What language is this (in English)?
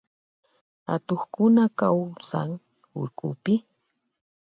Loja Highland Quichua